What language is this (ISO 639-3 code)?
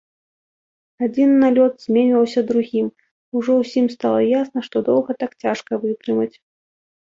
bel